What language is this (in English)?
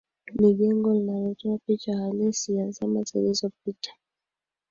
Swahili